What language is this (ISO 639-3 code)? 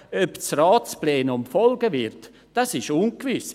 gsw